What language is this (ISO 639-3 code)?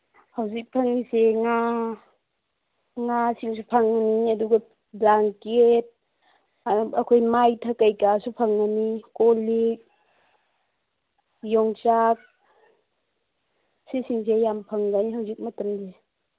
mni